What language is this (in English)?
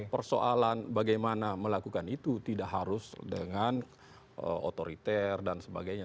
Indonesian